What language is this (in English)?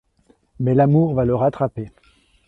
French